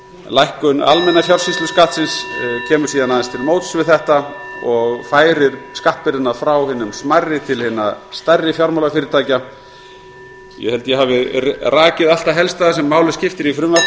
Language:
Icelandic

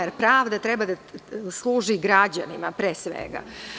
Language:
Serbian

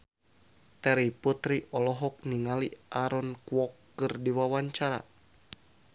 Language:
Sundanese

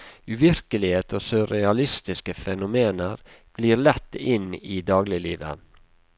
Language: Norwegian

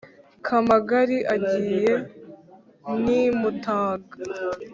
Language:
Kinyarwanda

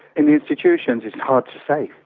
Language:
English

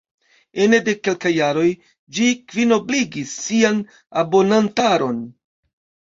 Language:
Esperanto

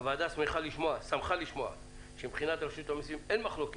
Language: Hebrew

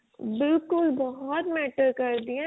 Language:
Punjabi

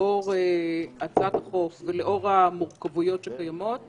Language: Hebrew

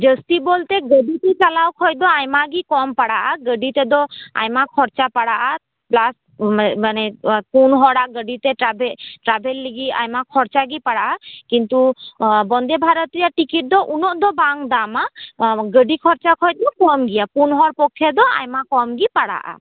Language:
Santali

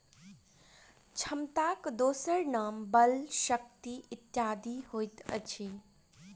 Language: Maithili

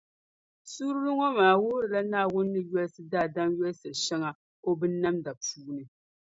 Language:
Dagbani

